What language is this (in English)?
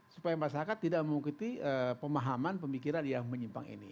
Indonesian